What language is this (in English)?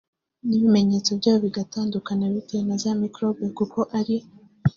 Kinyarwanda